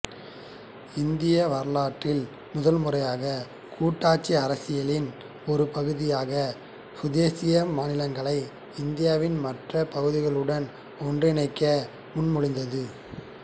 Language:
Tamil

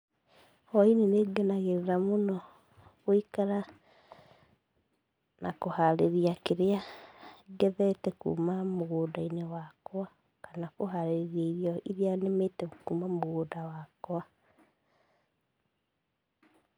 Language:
Kikuyu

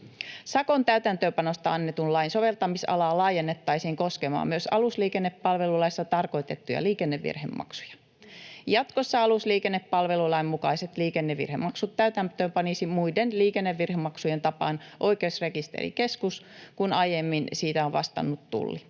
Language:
Finnish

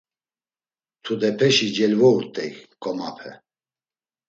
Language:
Laz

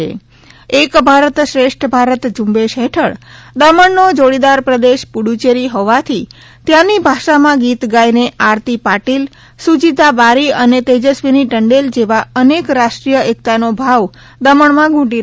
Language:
Gujarati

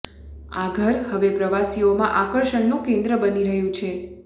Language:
Gujarati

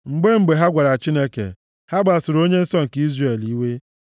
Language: Igbo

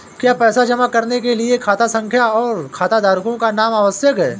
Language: Hindi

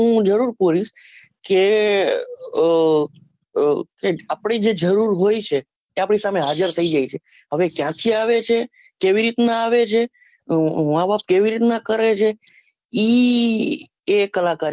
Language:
Gujarati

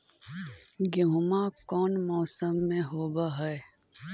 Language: Magahi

